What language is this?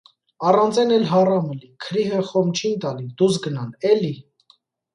Armenian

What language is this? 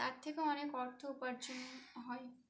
Bangla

